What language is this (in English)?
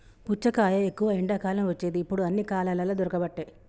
Telugu